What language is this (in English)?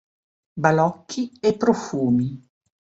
Italian